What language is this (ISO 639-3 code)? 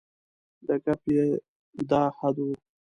pus